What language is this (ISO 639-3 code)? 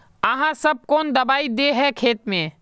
mag